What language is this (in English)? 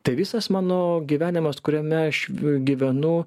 Lithuanian